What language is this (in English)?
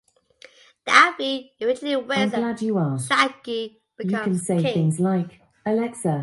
English